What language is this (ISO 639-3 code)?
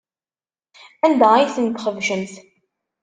kab